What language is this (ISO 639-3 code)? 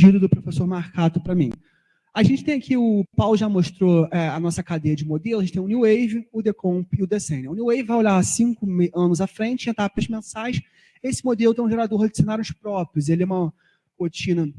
por